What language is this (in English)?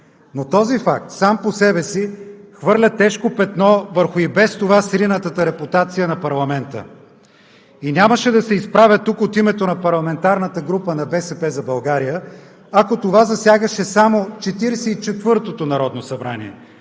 Bulgarian